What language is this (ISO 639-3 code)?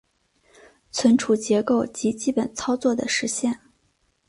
zho